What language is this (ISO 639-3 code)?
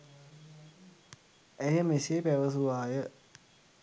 sin